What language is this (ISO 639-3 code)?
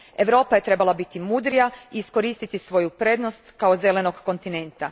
hrv